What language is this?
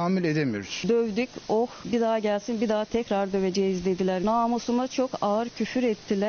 Turkish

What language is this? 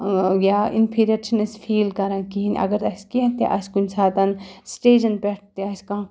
Kashmiri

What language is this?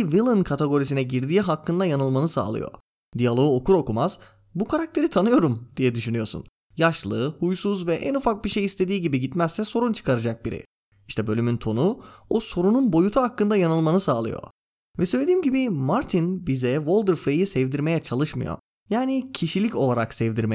Turkish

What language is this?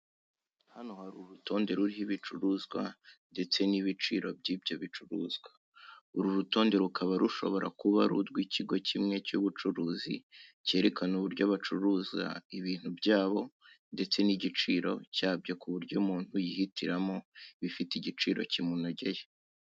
Kinyarwanda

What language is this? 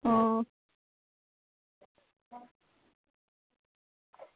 Dogri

